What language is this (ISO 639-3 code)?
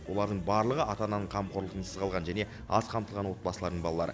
kaz